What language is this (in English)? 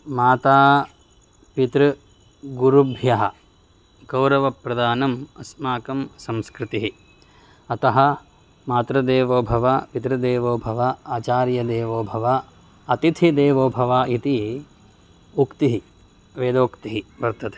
Sanskrit